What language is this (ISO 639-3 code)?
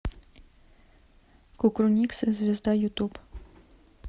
rus